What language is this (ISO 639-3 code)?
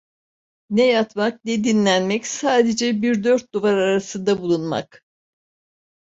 tur